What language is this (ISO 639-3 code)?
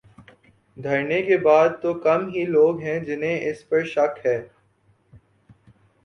urd